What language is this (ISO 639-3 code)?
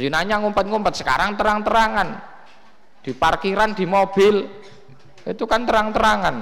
ind